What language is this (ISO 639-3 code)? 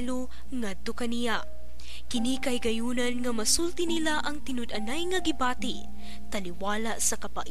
fil